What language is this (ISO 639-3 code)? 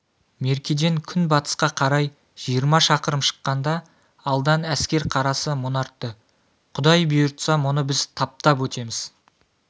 kaz